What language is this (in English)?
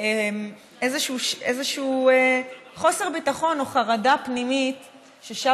Hebrew